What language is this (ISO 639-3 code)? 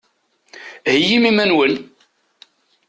kab